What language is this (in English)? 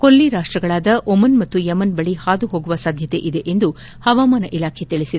Kannada